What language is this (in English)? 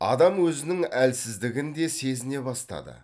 Kazakh